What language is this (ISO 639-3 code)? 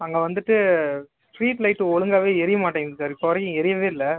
tam